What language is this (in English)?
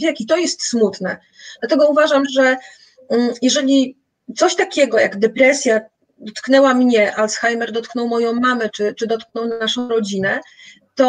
Polish